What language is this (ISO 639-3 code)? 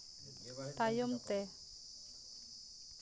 sat